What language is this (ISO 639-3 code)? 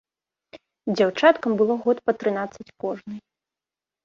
bel